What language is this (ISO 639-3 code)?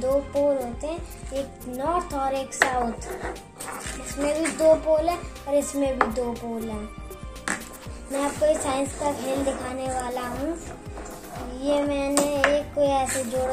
fra